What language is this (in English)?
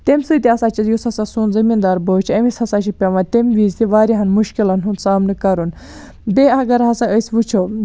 Kashmiri